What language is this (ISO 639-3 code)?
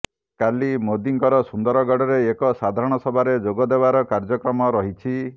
ori